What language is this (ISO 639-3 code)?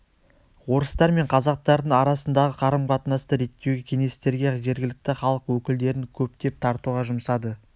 kaz